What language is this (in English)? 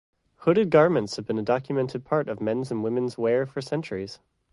English